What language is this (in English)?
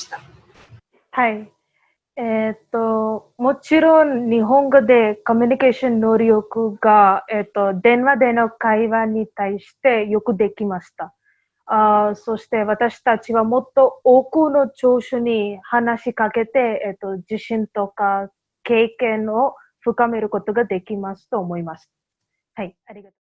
Japanese